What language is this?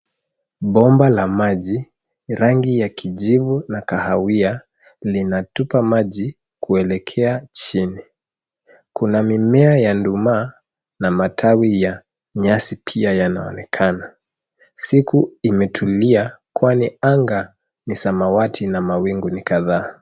Swahili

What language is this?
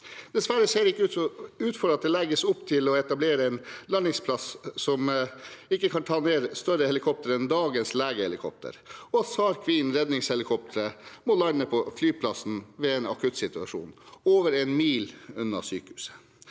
Norwegian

